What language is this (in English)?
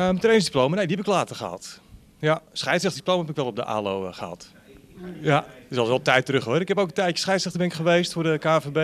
Dutch